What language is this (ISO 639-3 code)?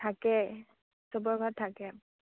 asm